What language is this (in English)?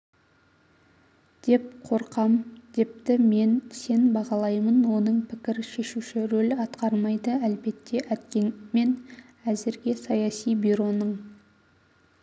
Kazakh